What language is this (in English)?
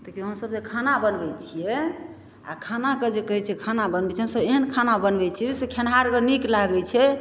Maithili